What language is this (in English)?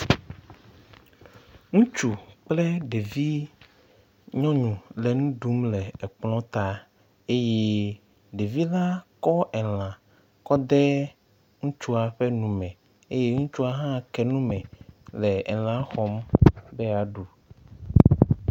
Ewe